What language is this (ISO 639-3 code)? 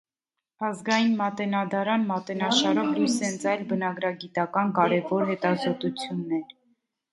hye